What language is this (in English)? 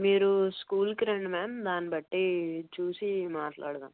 Telugu